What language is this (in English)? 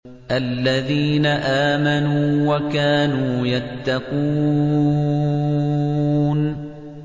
Arabic